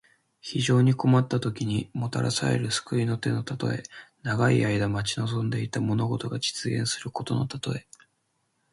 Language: Japanese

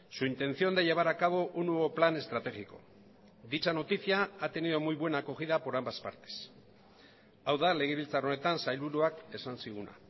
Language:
Spanish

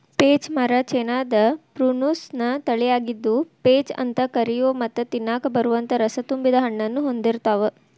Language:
Kannada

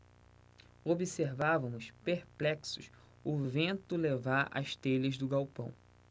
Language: Portuguese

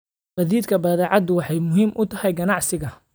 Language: Somali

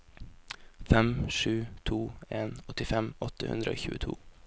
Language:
Norwegian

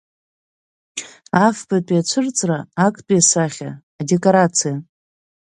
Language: Abkhazian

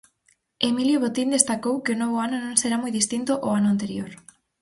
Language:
Galician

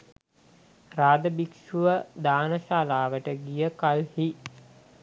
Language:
Sinhala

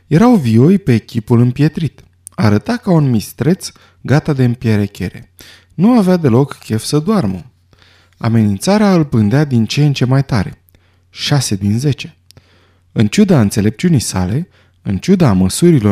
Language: Romanian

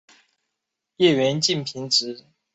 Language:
Chinese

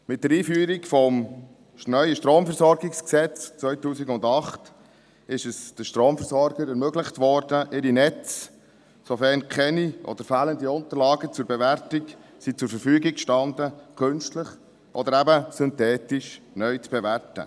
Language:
Swiss German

